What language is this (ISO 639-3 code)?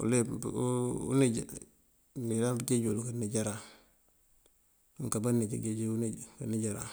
mfv